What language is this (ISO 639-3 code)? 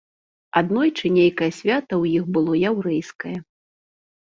bel